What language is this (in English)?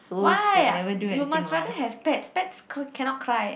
English